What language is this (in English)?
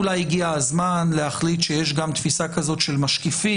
Hebrew